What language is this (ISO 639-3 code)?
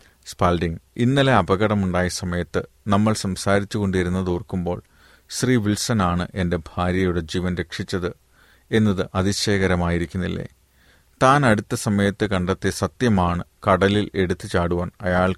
mal